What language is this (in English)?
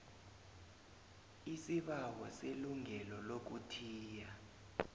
South Ndebele